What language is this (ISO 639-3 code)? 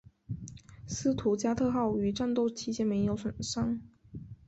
zho